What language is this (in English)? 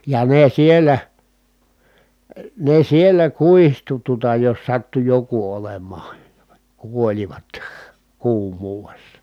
Finnish